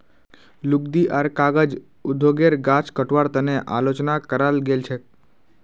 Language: Magahi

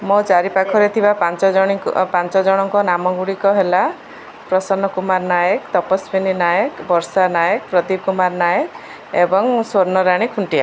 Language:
Odia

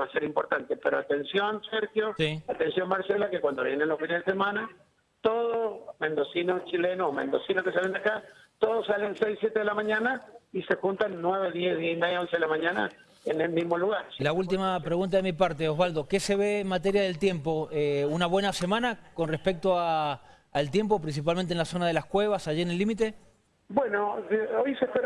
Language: Spanish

